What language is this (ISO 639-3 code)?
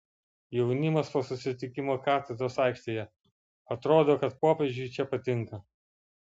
lit